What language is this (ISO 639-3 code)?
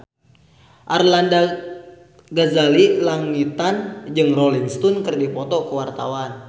sun